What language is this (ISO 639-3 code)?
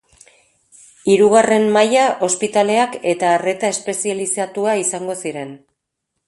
eus